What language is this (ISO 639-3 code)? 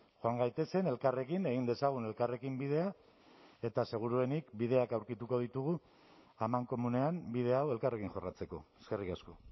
eus